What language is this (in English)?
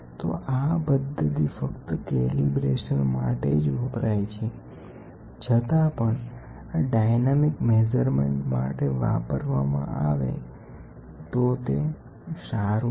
Gujarati